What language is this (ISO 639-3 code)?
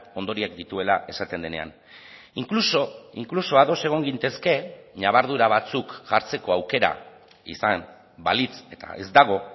eus